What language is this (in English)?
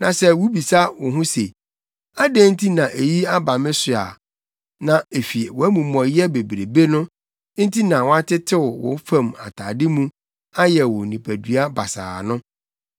Akan